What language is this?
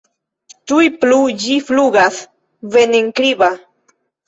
Esperanto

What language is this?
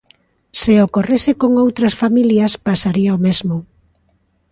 Galician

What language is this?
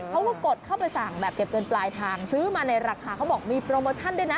Thai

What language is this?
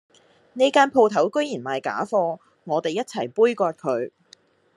Cantonese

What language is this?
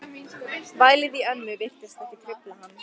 Icelandic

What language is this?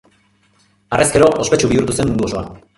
Basque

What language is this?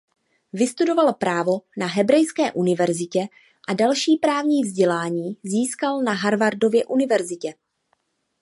Czech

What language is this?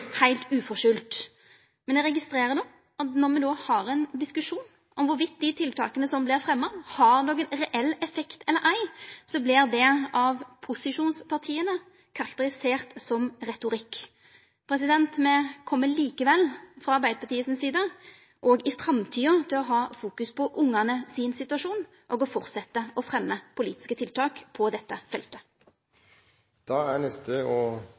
Norwegian Nynorsk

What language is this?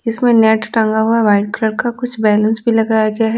Hindi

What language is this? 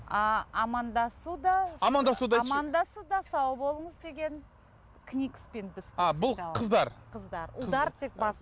Kazakh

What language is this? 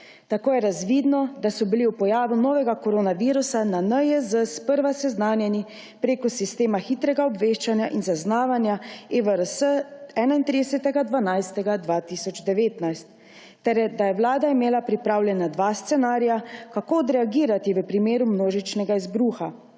Slovenian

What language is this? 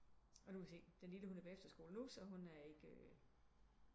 Danish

